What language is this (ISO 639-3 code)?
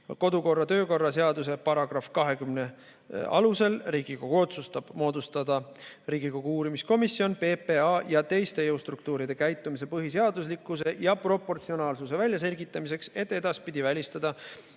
est